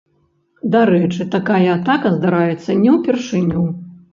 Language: Belarusian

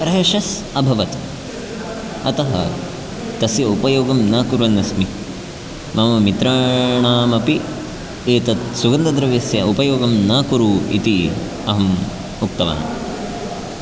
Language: Sanskrit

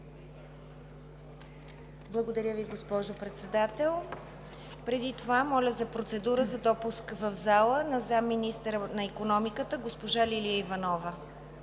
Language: Bulgarian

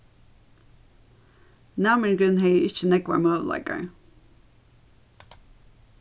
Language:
Faroese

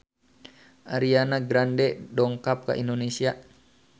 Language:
Sundanese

